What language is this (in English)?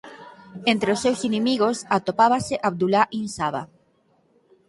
Galician